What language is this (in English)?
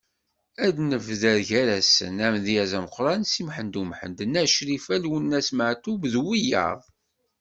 Kabyle